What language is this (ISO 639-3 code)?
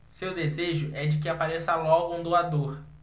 por